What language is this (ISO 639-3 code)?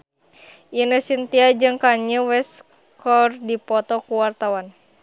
sun